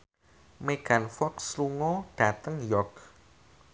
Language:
Javanese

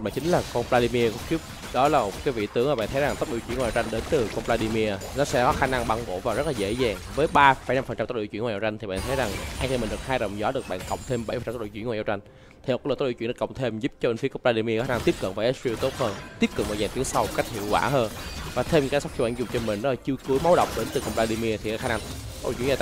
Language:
Vietnamese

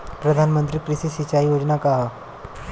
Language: Bhojpuri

